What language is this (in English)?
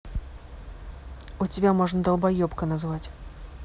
Russian